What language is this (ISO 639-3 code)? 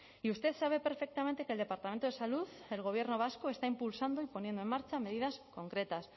spa